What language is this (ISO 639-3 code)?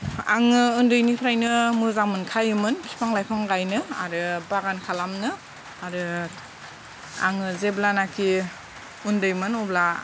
brx